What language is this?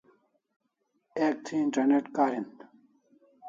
Kalasha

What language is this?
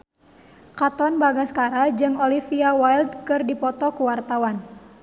Sundanese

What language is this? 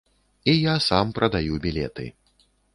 Belarusian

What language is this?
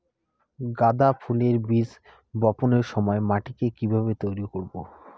Bangla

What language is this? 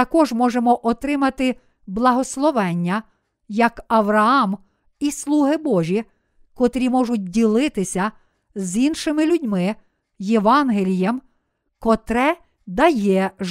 Ukrainian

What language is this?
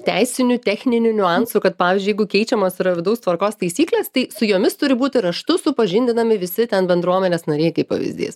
Lithuanian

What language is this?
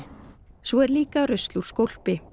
Icelandic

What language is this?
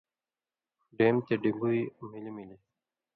Indus Kohistani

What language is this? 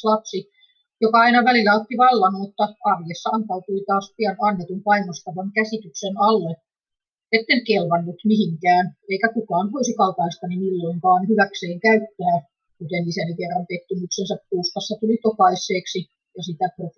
Finnish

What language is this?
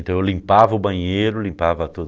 Portuguese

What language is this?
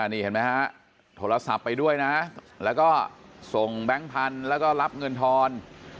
Thai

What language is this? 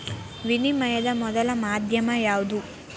Kannada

